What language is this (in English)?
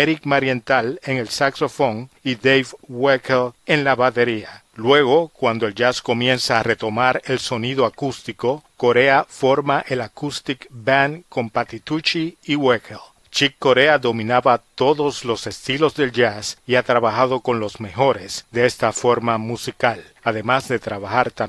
Spanish